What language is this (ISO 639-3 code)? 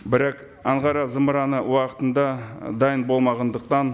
kaz